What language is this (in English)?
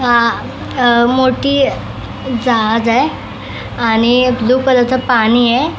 Marathi